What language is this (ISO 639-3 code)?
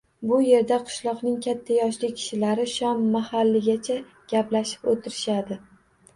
uzb